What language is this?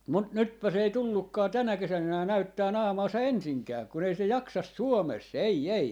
Finnish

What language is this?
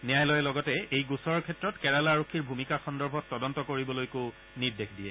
Assamese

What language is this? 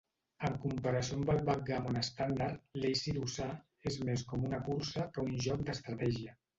Catalan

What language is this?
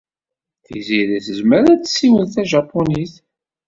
Kabyle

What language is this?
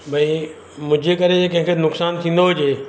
Sindhi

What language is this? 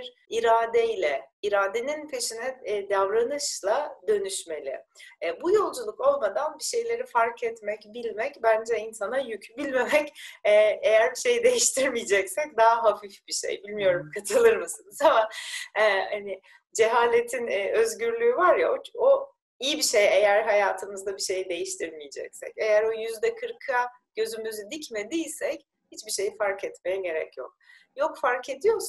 Turkish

